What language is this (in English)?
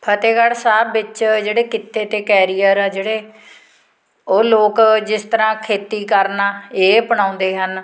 Punjabi